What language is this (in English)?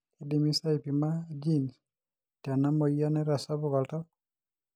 Masai